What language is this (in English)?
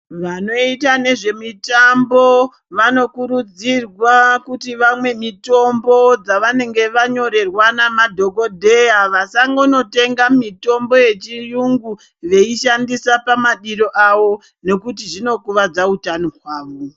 Ndau